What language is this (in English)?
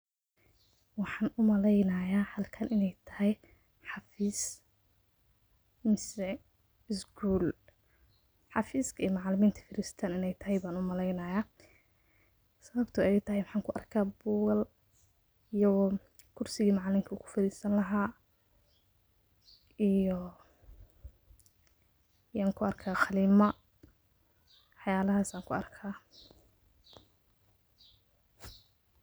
Somali